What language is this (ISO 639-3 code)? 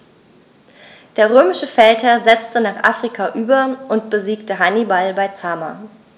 deu